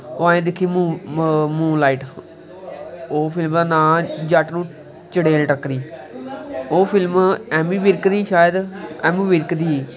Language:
Dogri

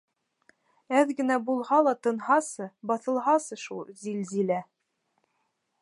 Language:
Bashkir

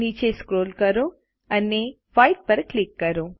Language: Gujarati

